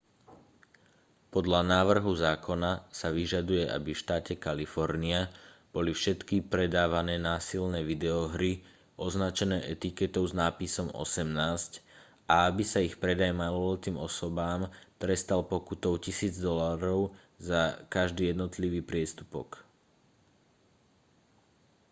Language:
Slovak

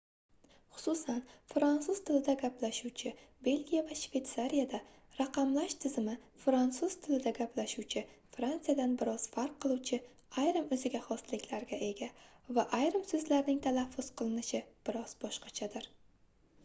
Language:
Uzbek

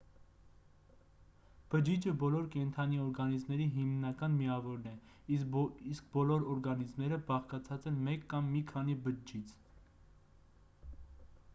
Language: Armenian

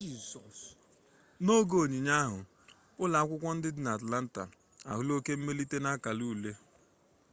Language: Igbo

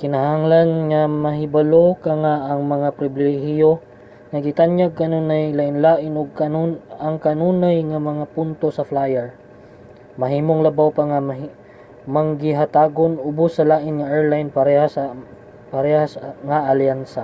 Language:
Cebuano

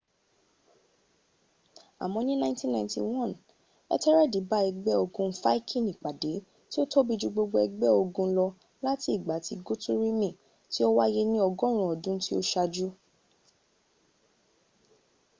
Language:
Yoruba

